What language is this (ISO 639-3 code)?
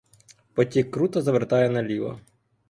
ukr